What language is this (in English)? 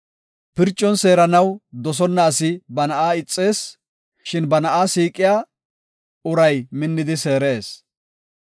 Gofa